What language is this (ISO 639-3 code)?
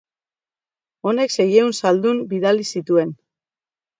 eus